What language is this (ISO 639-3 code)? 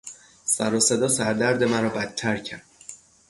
fas